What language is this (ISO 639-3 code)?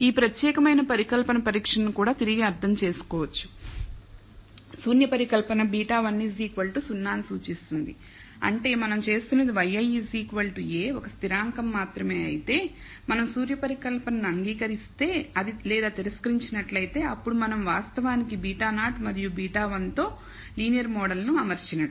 tel